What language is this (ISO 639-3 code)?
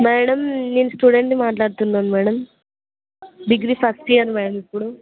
tel